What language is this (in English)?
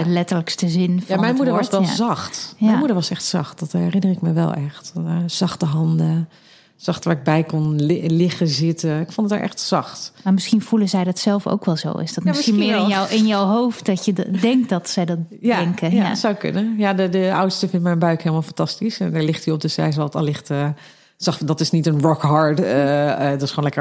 Dutch